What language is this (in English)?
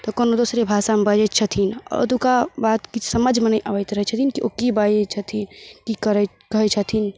Maithili